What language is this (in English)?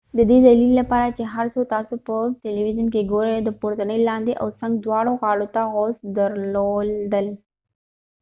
Pashto